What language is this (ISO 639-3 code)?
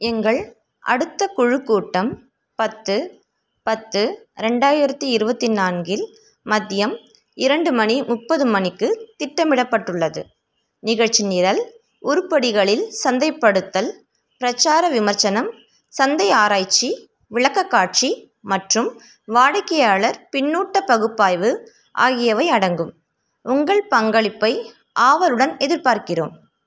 tam